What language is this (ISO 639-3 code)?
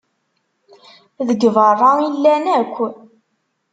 kab